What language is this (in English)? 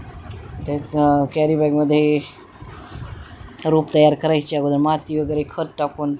Marathi